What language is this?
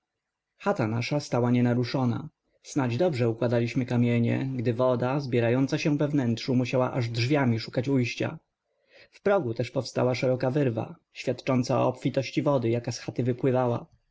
Polish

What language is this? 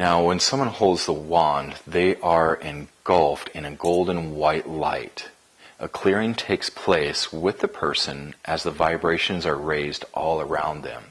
English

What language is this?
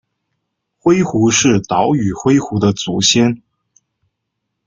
Chinese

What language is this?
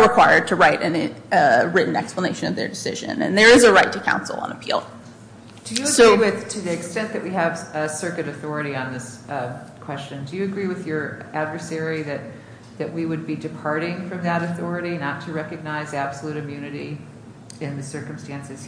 English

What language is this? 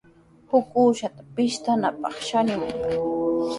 Sihuas Ancash Quechua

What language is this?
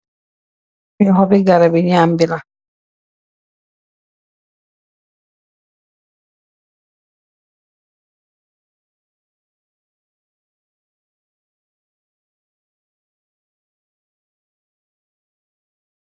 Wolof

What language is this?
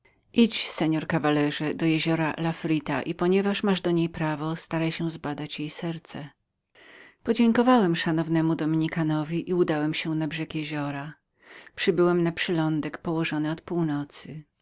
Polish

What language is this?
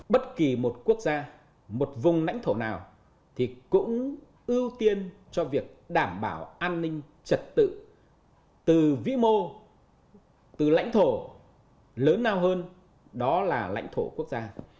Vietnamese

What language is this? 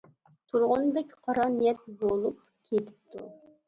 Uyghur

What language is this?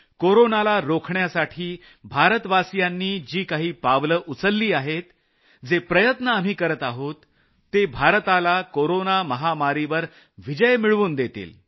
Marathi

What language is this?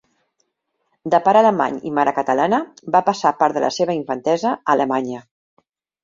Catalan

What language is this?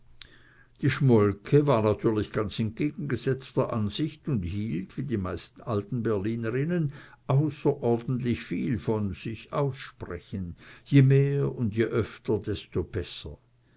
German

